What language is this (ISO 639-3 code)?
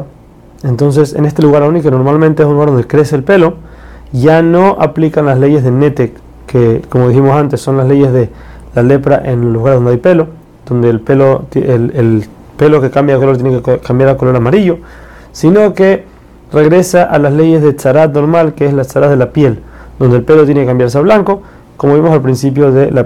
spa